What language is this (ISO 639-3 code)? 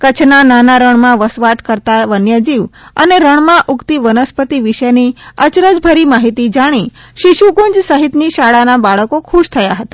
guj